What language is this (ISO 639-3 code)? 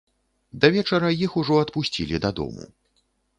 bel